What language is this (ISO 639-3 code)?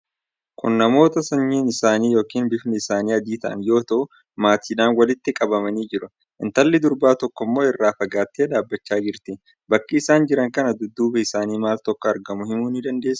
orm